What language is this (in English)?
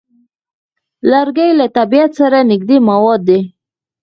Pashto